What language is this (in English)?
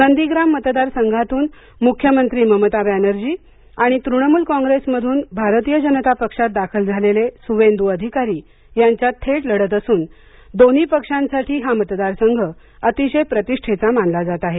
Marathi